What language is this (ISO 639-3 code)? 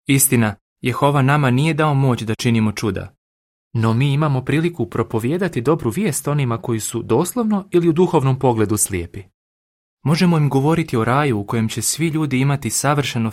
hrv